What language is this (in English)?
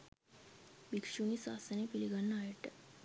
Sinhala